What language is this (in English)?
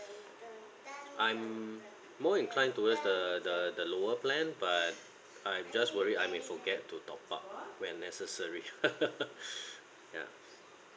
English